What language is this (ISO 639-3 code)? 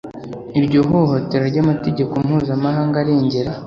kin